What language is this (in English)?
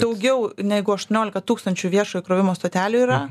Lithuanian